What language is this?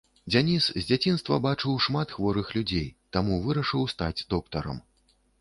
Belarusian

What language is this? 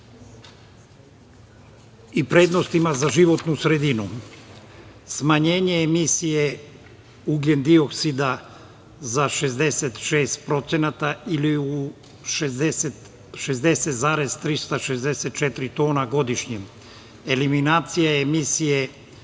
Serbian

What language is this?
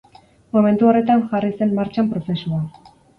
Basque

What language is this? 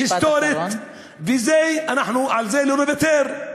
Hebrew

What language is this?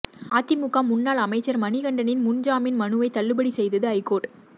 Tamil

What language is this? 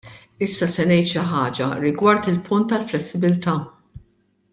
Maltese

